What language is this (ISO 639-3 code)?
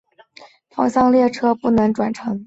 zho